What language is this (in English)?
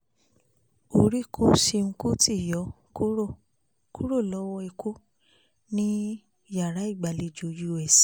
Yoruba